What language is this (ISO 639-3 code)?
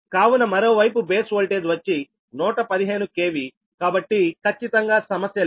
tel